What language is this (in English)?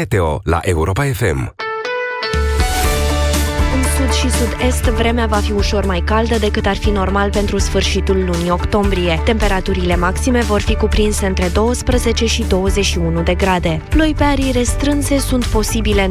Romanian